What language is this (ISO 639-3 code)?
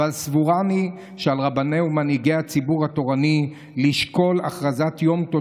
heb